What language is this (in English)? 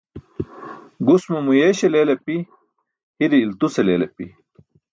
Burushaski